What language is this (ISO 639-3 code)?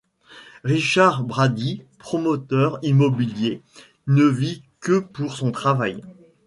fra